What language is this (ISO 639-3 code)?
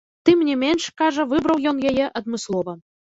bel